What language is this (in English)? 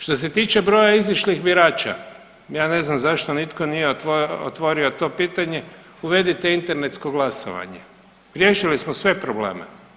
Croatian